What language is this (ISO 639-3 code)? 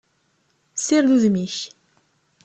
kab